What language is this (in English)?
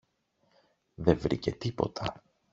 Greek